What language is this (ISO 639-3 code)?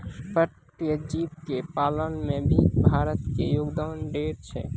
mai